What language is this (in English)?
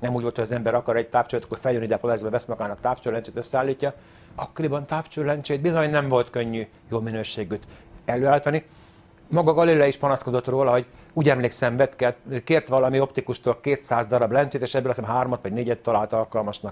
Hungarian